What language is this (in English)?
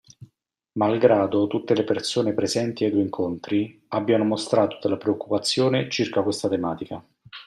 Italian